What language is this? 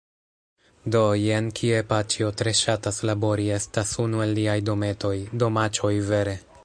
Esperanto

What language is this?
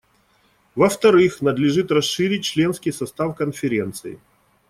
Russian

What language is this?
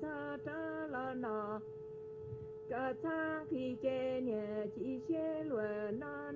Vietnamese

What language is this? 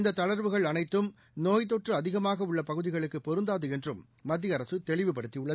Tamil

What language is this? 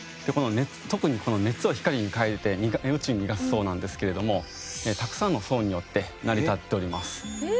Japanese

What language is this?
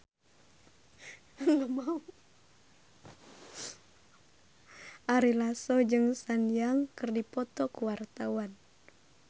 Sundanese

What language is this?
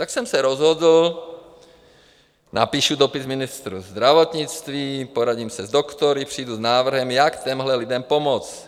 Czech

